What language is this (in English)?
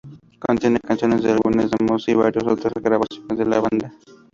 Spanish